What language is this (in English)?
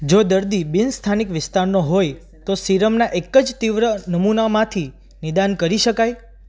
Gujarati